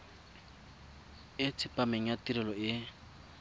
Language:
Tswana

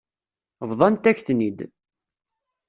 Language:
Kabyle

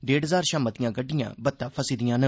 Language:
Dogri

